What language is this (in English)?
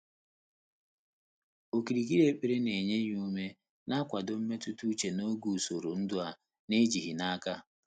Igbo